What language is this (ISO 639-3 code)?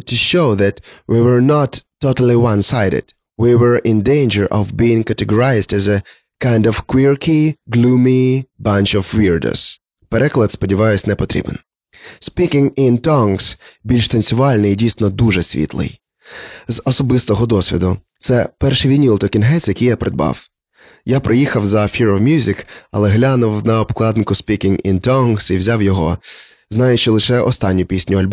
ukr